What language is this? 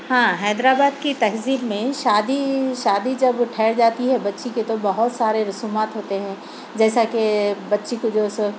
Urdu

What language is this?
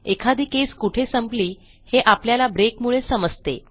Marathi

